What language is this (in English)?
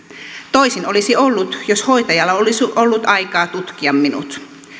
Finnish